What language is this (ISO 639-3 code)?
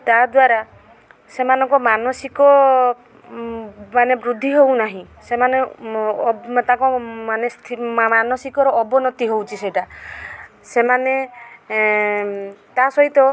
ori